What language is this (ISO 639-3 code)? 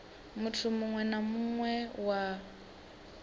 ven